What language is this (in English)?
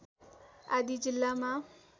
Nepali